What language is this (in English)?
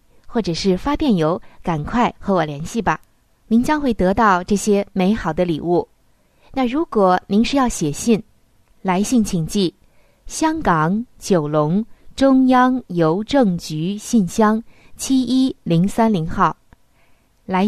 Chinese